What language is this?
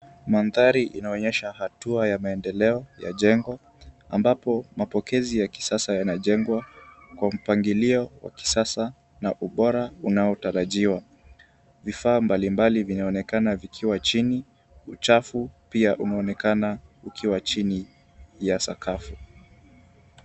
Swahili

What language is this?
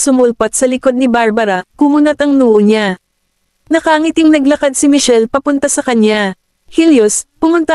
Filipino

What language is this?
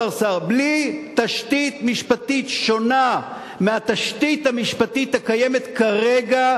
Hebrew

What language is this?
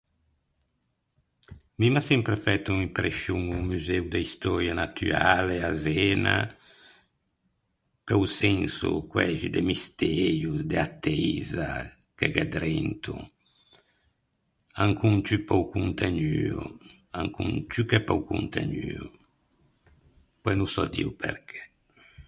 Ligurian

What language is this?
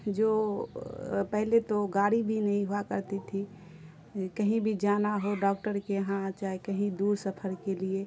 Urdu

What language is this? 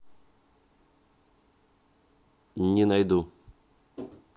Russian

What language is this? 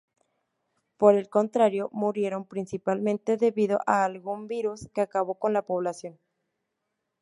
Spanish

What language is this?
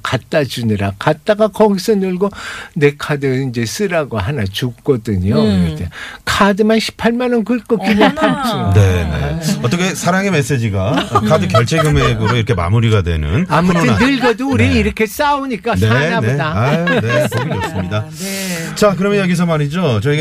Korean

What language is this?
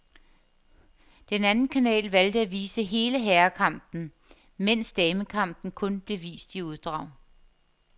Danish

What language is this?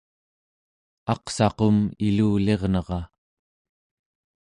Central Yupik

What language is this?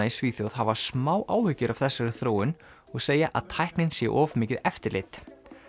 Icelandic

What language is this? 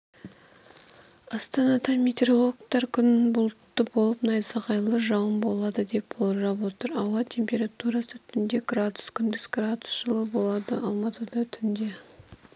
Kazakh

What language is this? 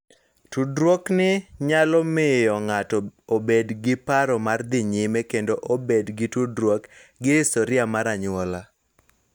Luo (Kenya and Tanzania)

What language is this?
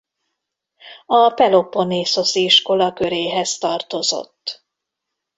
Hungarian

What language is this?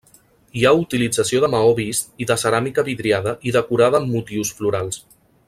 Catalan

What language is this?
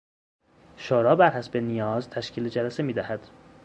Persian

